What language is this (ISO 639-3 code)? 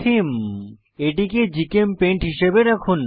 ben